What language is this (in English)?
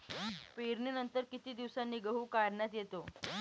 Marathi